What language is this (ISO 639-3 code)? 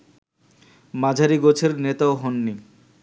ben